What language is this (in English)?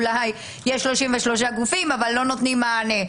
Hebrew